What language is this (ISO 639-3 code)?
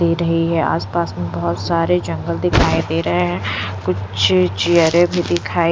hin